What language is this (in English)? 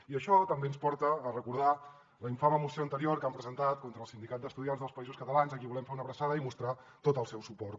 Catalan